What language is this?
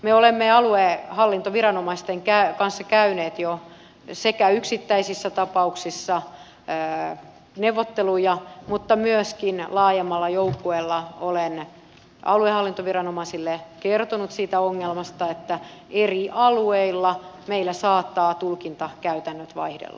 Finnish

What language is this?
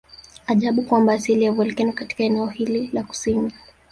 Swahili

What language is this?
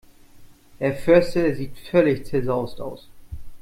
German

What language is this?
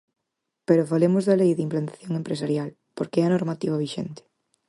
Galician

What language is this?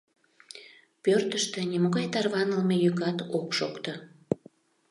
Mari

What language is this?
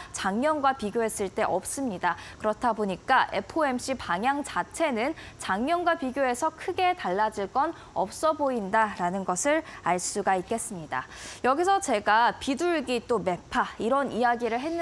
Korean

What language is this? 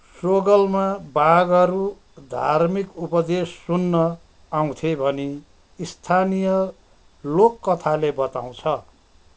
Nepali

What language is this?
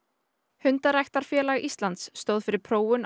Icelandic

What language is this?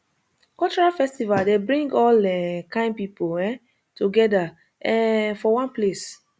Nigerian Pidgin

